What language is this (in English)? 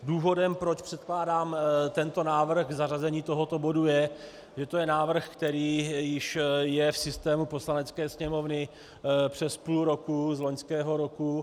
Czech